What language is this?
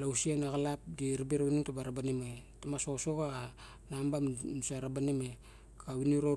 Barok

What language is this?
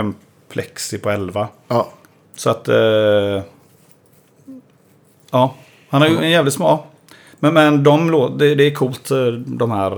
Swedish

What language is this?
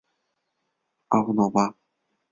Chinese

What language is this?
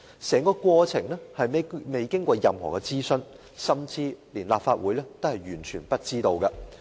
Cantonese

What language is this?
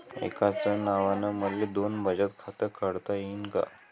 Marathi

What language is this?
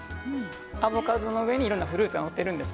Japanese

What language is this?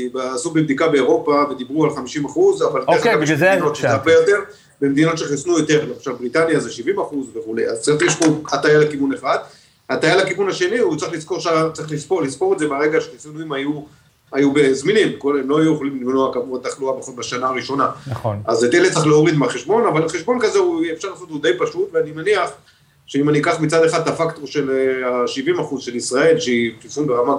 Hebrew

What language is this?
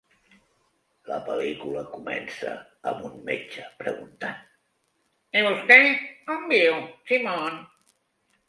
Catalan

